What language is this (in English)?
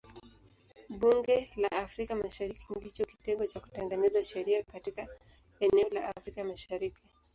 Swahili